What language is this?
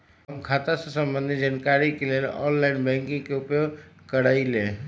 Magahi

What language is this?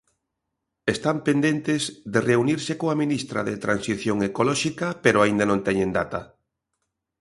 Galician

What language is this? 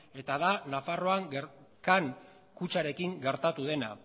Basque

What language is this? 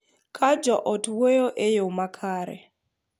Luo (Kenya and Tanzania)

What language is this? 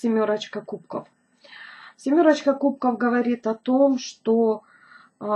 Russian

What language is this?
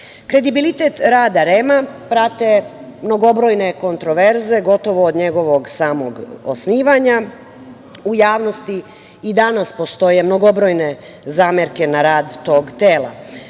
Serbian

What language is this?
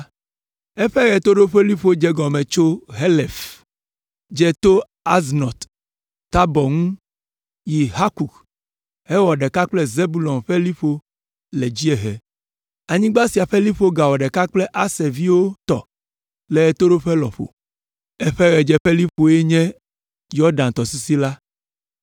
Ewe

